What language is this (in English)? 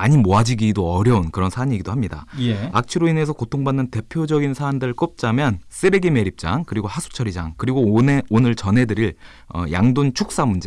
Korean